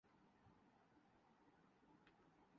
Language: Urdu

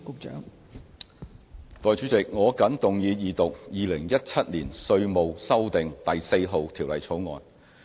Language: Cantonese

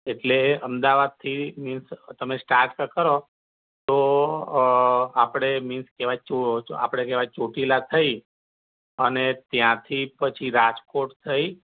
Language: Gujarati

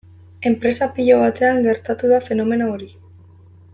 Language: Basque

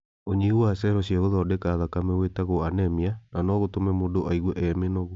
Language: Kikuyu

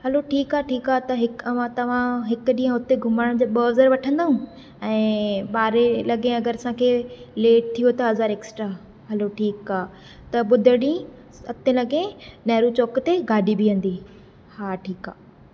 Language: Sindhi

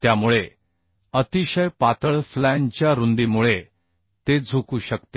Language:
Marathi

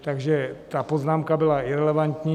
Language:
Czech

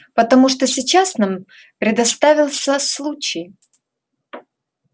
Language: Russian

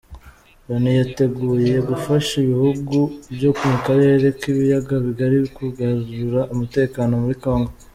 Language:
Kinyarwanda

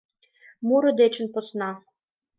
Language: Mari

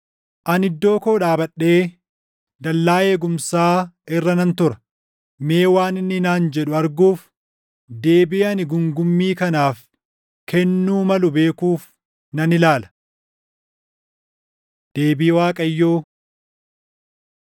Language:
Oromo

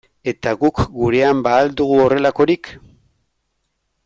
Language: Basque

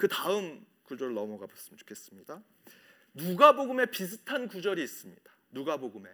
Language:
Korean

